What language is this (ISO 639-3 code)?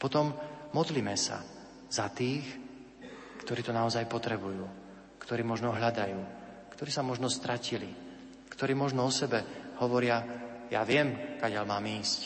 slk